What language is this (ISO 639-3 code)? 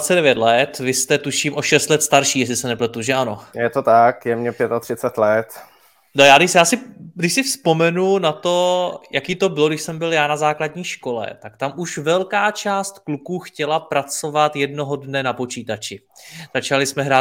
ces